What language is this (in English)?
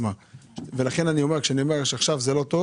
Hebrew